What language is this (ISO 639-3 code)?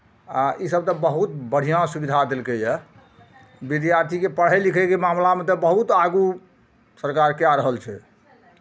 mai